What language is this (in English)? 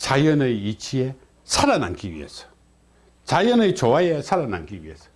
Korean